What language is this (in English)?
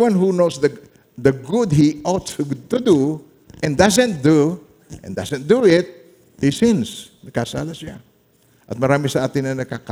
Filipino